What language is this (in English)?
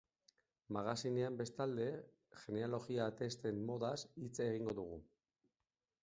Basque